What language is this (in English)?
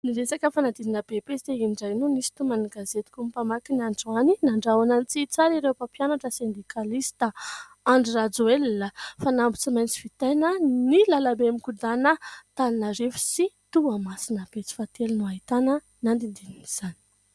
Malagasy